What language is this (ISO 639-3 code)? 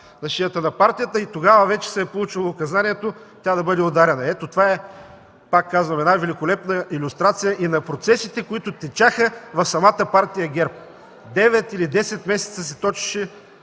bul